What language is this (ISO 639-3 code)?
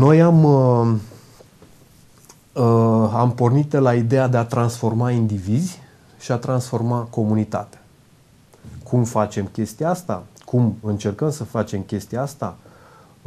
ron